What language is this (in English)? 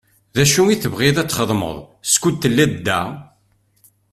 Kabyle